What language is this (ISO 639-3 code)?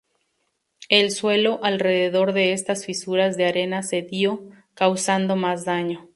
spa